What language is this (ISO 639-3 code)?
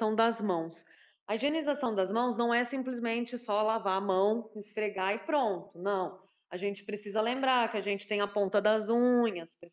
por